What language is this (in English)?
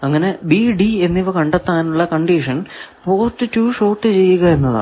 Malayalam